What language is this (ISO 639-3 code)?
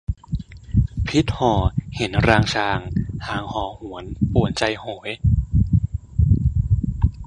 tha